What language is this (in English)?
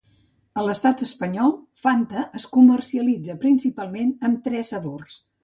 Catalan